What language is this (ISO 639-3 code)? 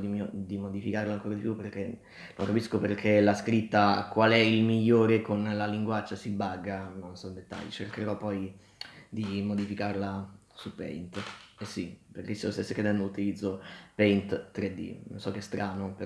ita